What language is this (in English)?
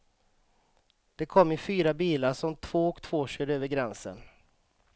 Swedish